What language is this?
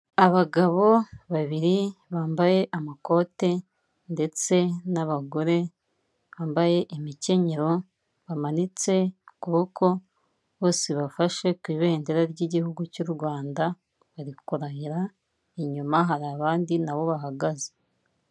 Kinyarwanda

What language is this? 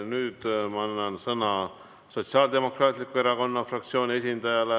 Estonian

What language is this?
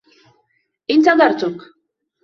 Arabic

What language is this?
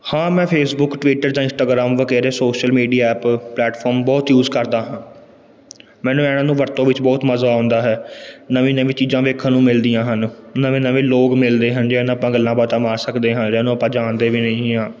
Punjabi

